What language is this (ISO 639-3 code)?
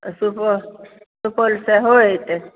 mai